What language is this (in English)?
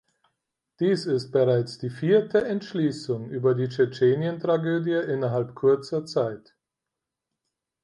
German